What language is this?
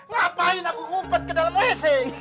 Indonesian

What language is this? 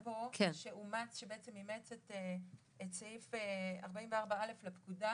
Hebrew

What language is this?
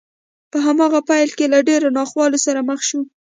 Pashto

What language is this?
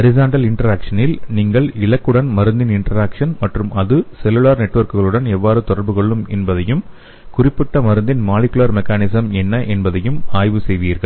Tamil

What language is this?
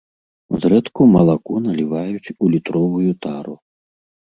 Belarusian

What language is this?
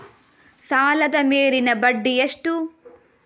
Kannada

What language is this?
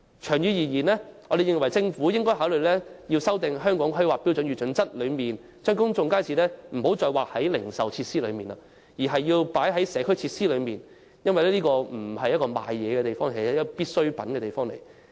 Cantonese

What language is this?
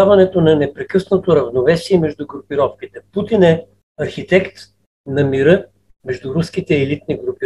Bulgarian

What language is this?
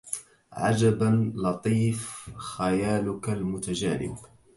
Arabic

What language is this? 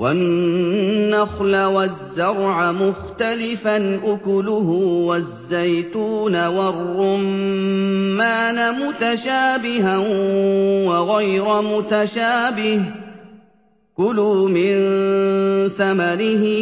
Arabic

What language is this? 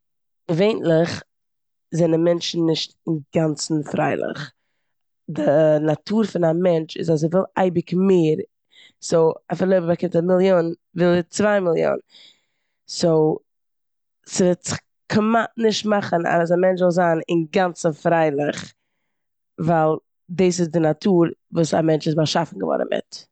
Yiddish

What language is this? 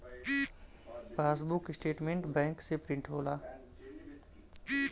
Bhojpuri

